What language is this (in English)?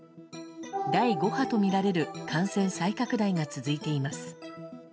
Japanese